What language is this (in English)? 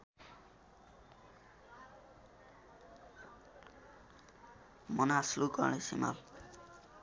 Nepali